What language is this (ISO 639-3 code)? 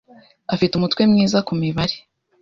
kin